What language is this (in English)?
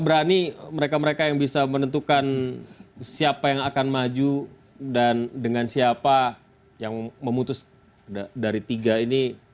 Indonesian